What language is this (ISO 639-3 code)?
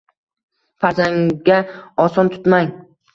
uzb